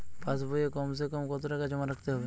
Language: Bangla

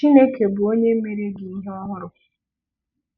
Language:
Igbo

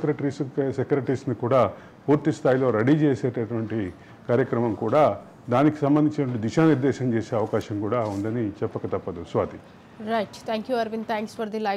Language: Telugu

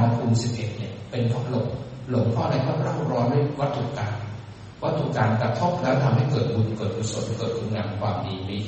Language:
Thai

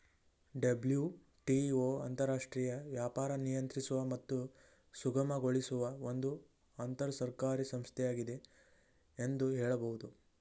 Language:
Kannada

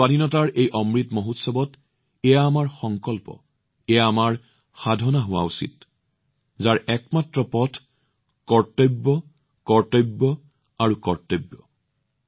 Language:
Assamese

